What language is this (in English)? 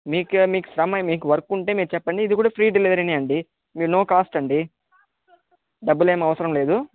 Telugu